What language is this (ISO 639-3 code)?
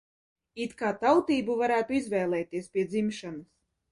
lav